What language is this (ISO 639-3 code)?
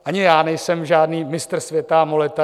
ces